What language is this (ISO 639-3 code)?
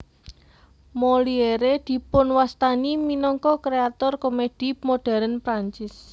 jav